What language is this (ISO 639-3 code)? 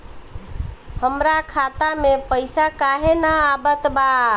bho